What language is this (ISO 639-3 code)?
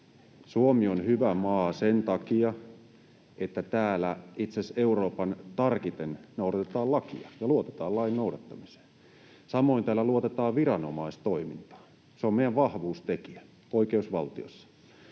fin